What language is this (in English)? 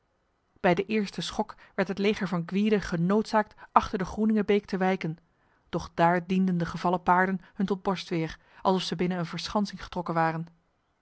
Dutch